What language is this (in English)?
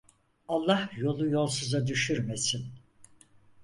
Turkish